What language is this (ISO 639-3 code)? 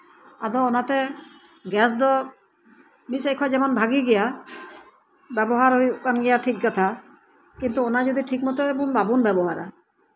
sat